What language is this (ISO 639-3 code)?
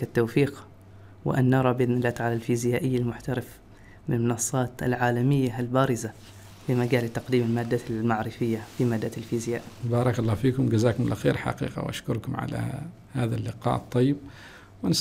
ara